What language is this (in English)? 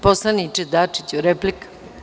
Serbian